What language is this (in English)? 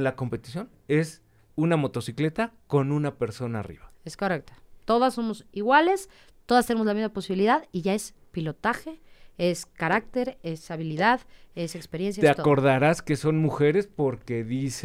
Spanish